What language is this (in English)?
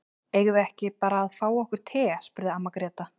Icelandic